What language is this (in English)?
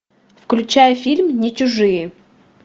Russian